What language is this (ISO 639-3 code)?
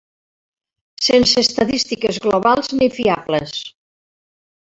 cat